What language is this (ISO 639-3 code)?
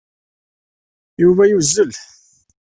kab